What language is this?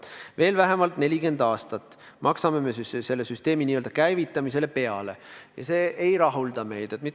Estonian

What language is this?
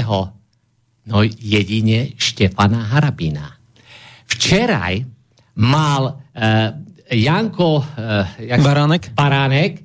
Slovak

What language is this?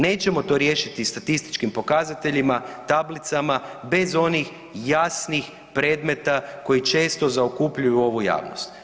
Croatian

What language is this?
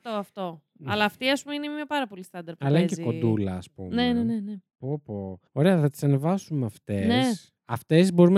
Greek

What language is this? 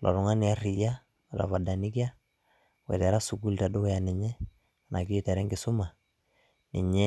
Masai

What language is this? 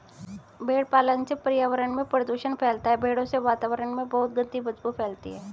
Hindi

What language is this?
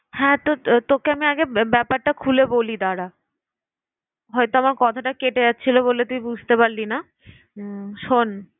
Bangla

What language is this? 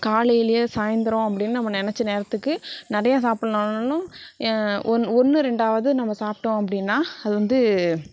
Tamil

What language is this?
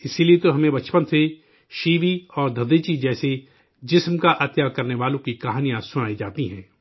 Urdu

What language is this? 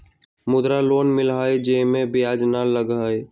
Magahi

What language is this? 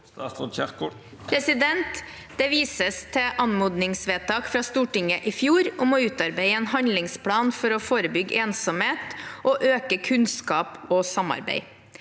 Norwegian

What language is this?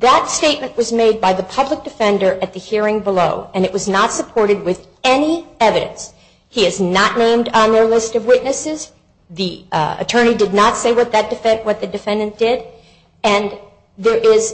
English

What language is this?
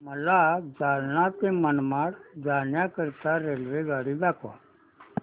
Marathi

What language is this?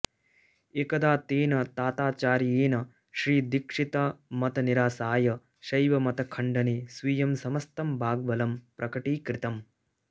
Sanskrit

